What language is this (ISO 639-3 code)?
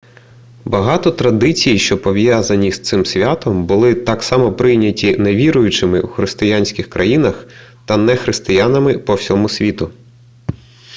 ukr